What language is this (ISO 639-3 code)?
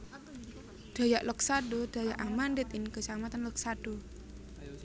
jav